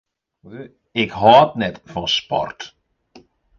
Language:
Western Frisian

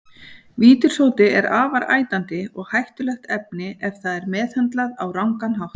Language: Icelandic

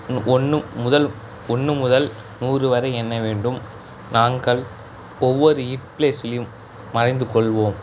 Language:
Tamil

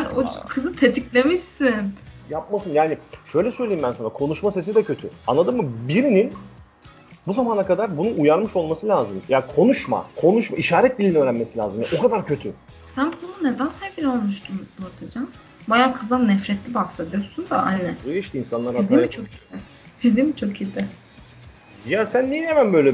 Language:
Turkish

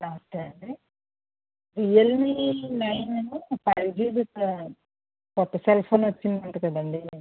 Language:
Telugu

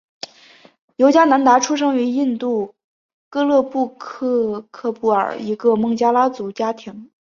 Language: Chinese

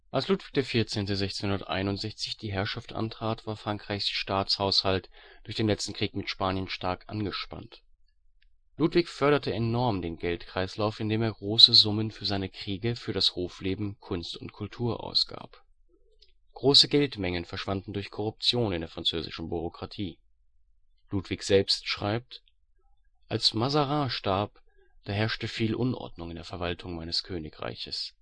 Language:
German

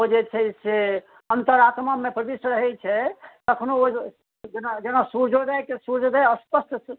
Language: Maithili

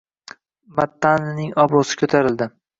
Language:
Uzbek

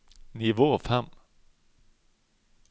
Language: Norwegian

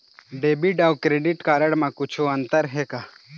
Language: Chhattisgarhi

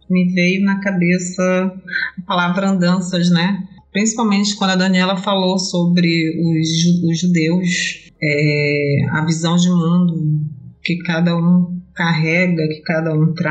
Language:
Portuguese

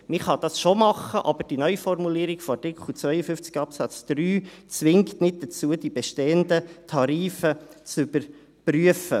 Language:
Swiss German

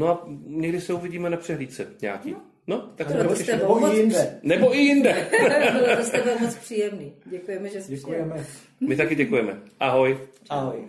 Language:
Czech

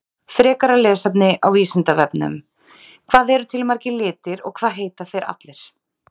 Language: Icelandic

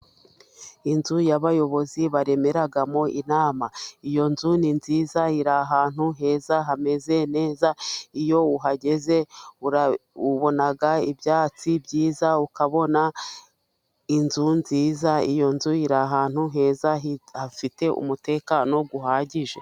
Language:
Kinyarwanda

